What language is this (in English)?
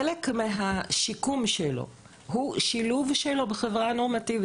Hebrew